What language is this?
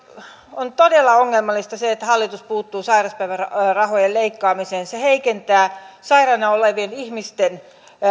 Finnish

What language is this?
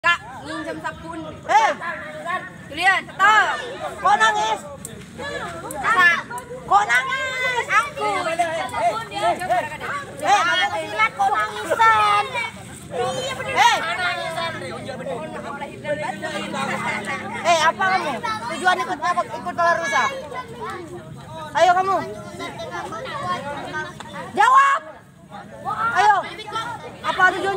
Thai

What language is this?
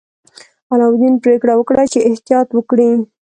Pashto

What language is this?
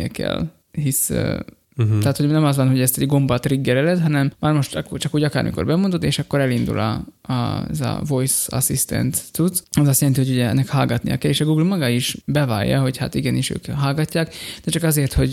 Hungarian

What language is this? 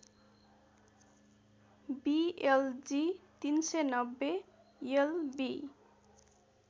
Nepali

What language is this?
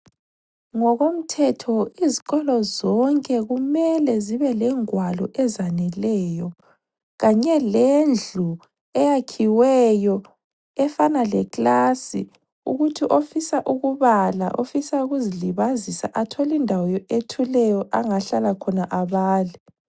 North Ndebele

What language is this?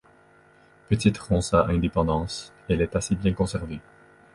French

